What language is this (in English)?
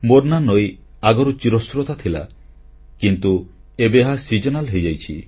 Odia